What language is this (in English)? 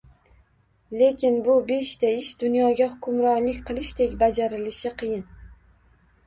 Uzbek